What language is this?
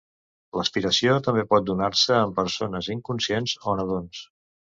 Catalan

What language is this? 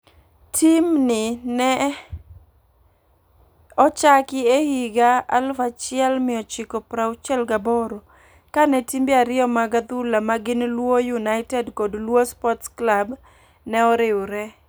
Luo (Kenya and Tanzania)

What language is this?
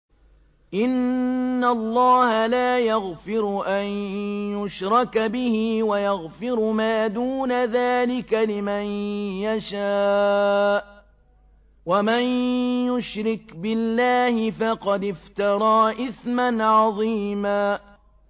Arabic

